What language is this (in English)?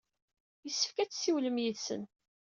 Kabyle